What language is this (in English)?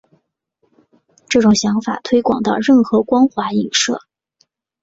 Chinese